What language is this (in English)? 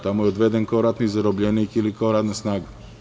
Serbian